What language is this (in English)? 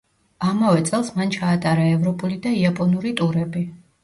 Georgian